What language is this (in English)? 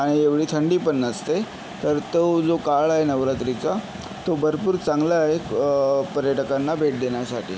Marathi